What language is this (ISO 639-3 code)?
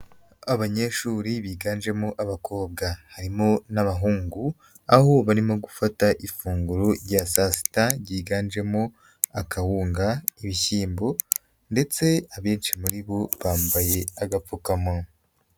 kin